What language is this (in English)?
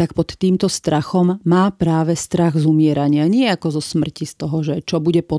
Slovak